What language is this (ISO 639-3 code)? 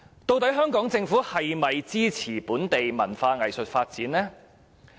yue